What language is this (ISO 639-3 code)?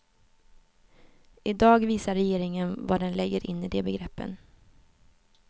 swe